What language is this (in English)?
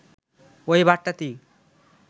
Bangla